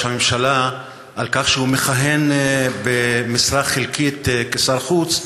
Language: Hebrew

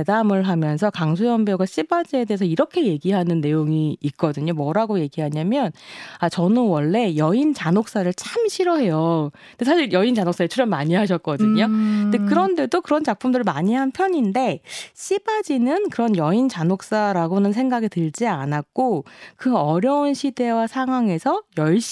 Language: Korean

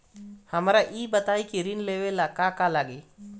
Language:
Bhojpuri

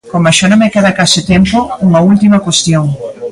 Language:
Galician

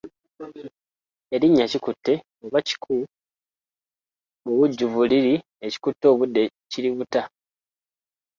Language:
Ganda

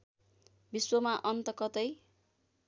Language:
Nepali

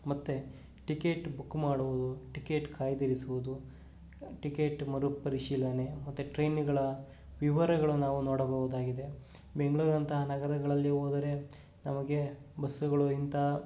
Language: Kannada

